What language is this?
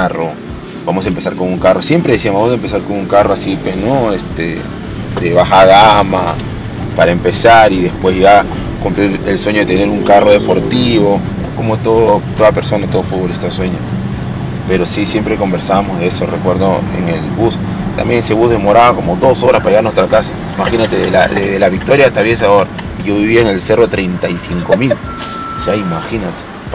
Spanish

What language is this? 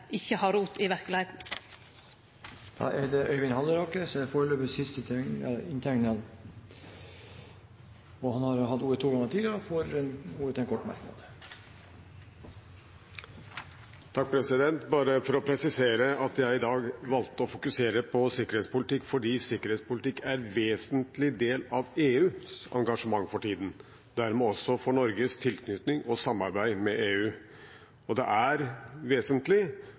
Norwegian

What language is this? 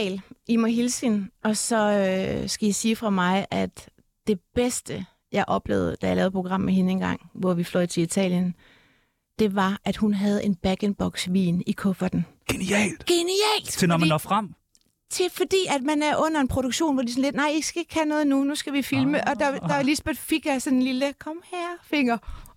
Danish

